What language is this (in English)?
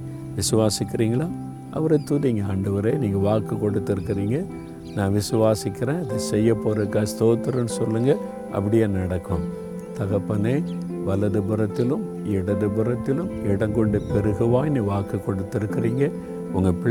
Tamil